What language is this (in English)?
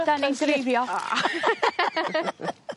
Welsh